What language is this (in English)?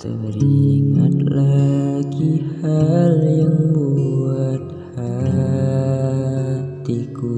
Indonesian